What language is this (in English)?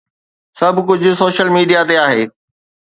Sindhi